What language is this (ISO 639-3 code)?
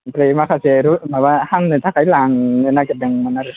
brx